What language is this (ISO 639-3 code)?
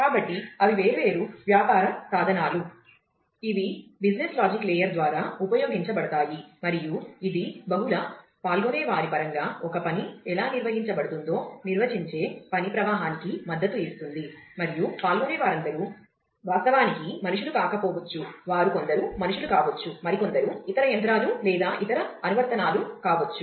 tel